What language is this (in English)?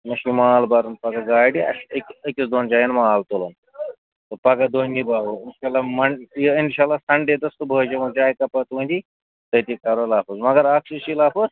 Kashmiri